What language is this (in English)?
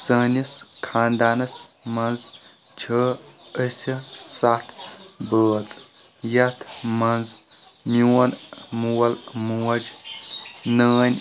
Kashmiri